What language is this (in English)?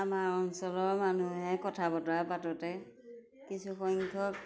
Assamese